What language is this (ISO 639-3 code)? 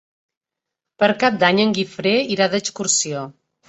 cat